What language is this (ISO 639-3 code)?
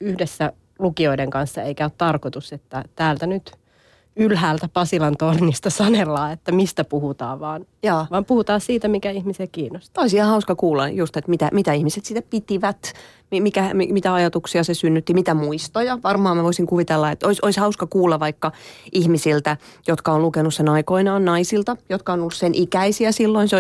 fin